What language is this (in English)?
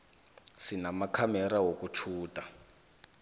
South Ndebele